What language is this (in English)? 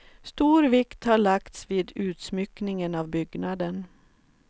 Swedish